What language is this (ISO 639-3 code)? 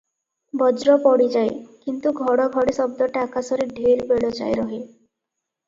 ori